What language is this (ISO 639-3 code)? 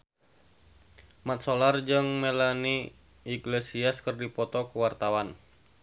sun